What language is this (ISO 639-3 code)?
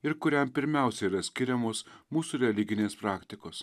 lit